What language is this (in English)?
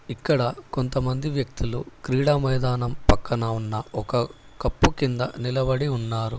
Telugu